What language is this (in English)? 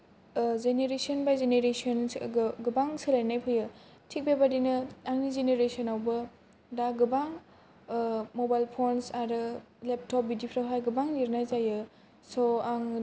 Bodo